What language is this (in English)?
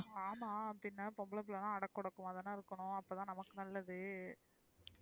Tamil